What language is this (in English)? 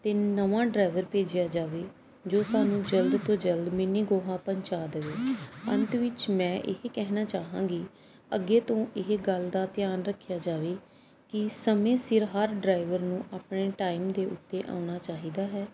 Punjabi